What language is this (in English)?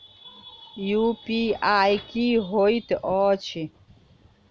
Maithili